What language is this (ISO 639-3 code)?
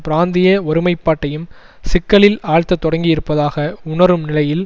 tam